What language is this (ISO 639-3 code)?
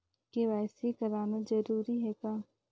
hne